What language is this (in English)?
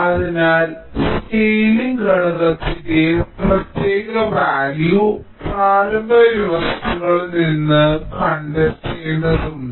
Malayalam